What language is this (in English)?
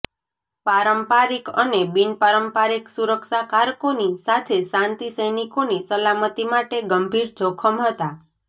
Gujarati